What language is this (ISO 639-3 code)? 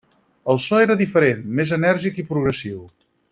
cat